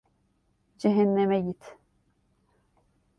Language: Turkish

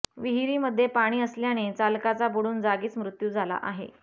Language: Marathi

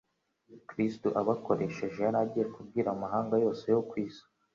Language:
Kinyarwanda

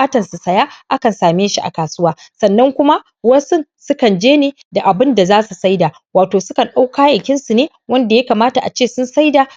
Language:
Hausa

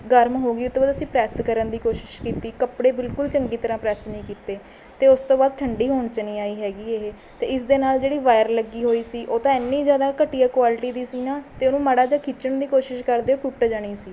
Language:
Punjabi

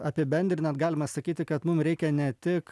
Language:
Lithuanian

